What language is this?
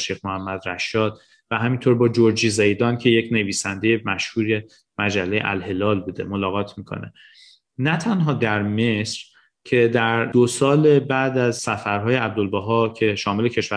Persian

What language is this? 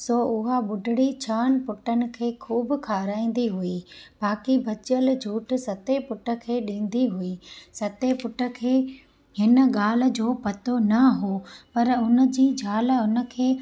Sindhi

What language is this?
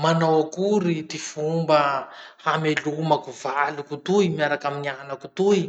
Masikoro Malagasy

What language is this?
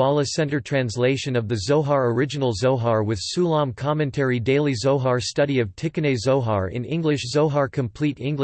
English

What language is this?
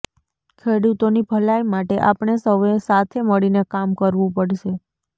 Gujarati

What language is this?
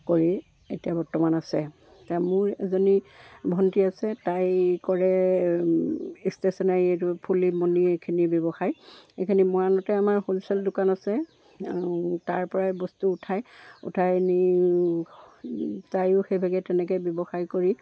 Assamese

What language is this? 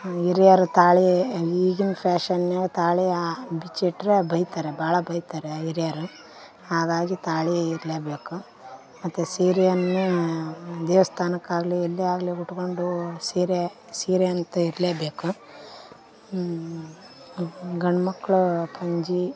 Kannada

